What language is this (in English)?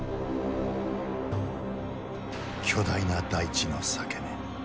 Japanese